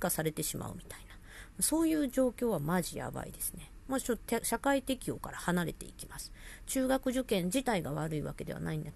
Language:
Japanese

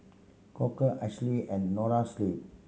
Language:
English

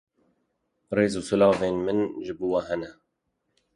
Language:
Kurdish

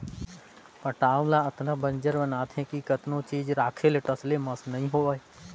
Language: Chhattisgarhi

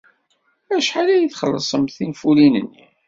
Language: Kabyle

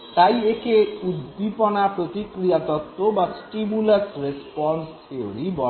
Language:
Bangla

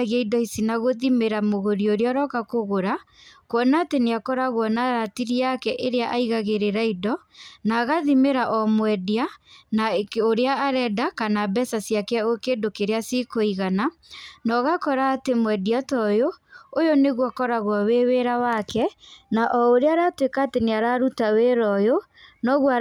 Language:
Kikuyu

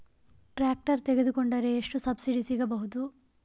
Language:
Kannada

